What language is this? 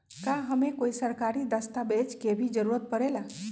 Magahi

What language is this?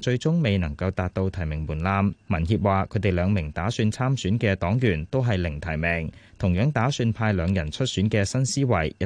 Chinese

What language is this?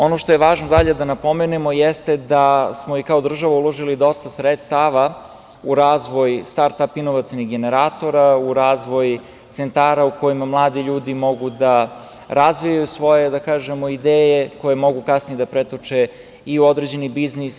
Serbian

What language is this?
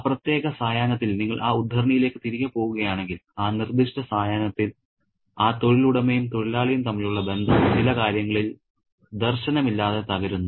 Malayalam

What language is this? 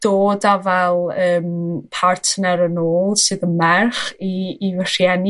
Welsh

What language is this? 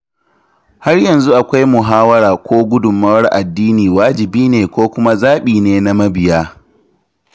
Hausa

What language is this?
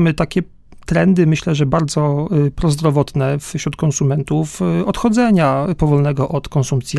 Polish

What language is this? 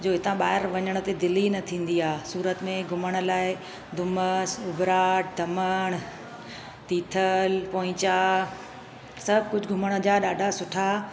Sindhi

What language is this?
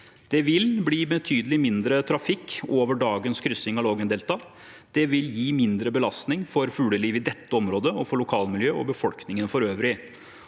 Norwegian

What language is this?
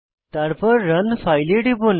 Bangla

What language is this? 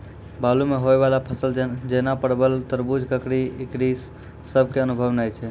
Maithili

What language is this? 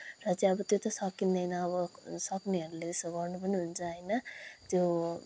Nepali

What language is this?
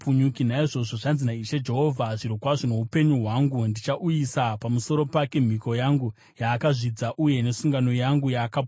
Shona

